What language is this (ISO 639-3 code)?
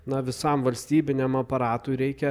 lit